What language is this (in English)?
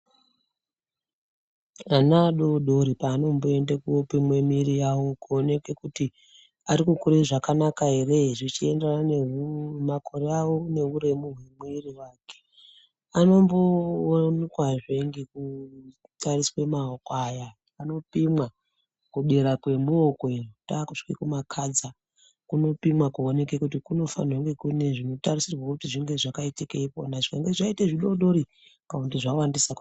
Ndau